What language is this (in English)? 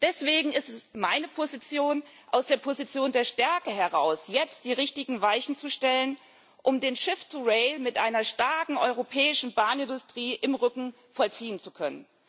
German